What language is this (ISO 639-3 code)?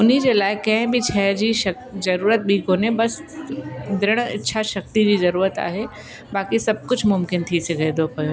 snd